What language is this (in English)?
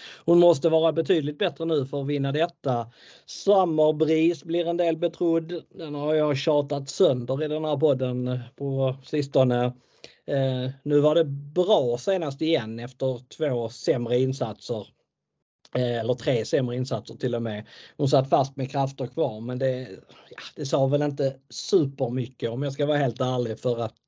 Swedish